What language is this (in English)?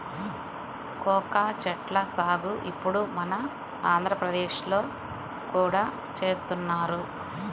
Telugu